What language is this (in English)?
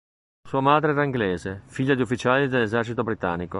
Italian